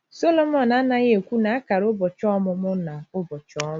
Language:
Igbo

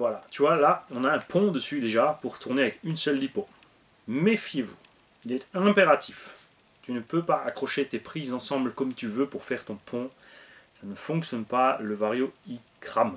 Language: French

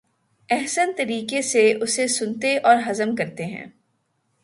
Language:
Urdu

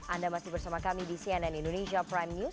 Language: Indonesian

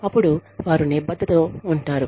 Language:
Telugu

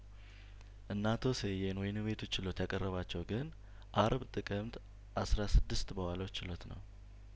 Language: Amharic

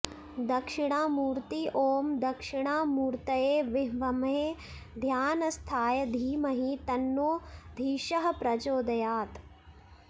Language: Sanskrit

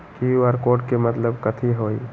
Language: Magahi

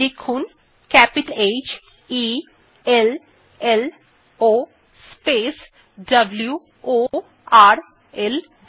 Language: Bangla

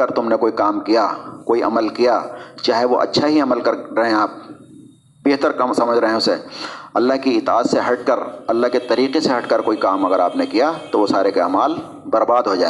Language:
Urdu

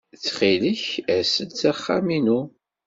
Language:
Kabyle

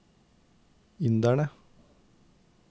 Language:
Norwegian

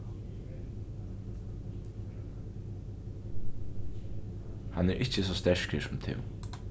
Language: Faroese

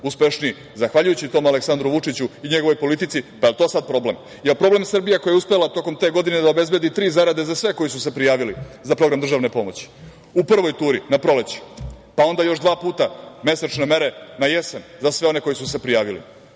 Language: Serbian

